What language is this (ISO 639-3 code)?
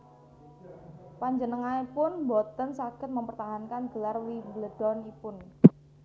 jav